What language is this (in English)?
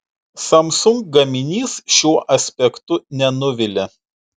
Lithuanian